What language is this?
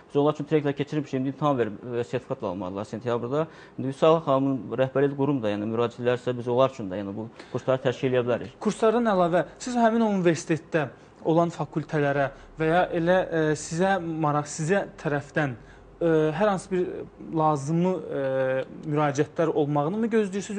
Turkish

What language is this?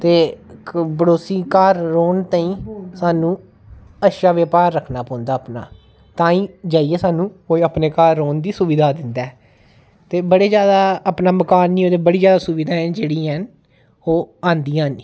Dogri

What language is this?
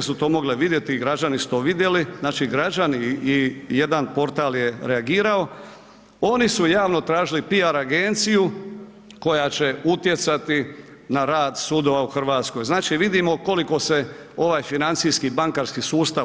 Croatian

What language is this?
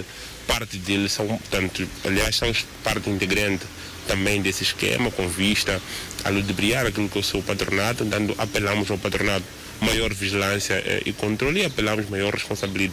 Portuguese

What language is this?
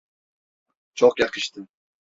Turkish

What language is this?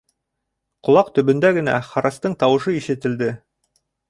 Bashkir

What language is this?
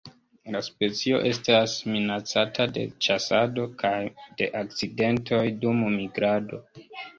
Esperanto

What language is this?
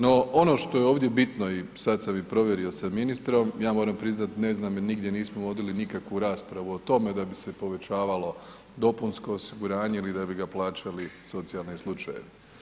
Croatian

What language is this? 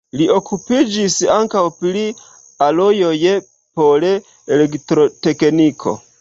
Esperanto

